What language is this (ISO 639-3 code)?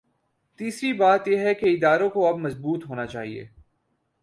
urd